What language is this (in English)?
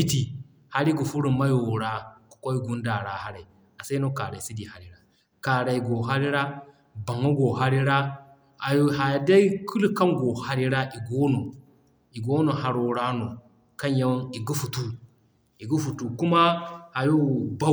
Zarma